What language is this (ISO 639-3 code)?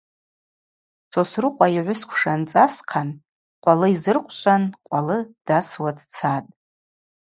abq